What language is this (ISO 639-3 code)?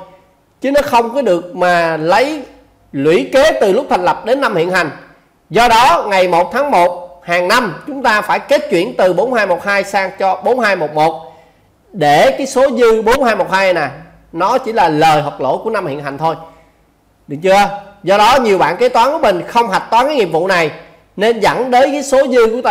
vie